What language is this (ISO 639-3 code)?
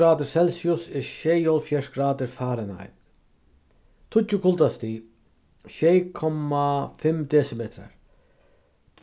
fao